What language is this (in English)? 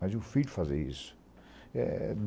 Portuguese